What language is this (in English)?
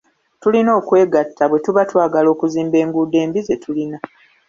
Ganda